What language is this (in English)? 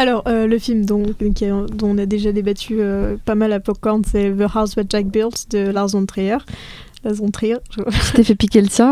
French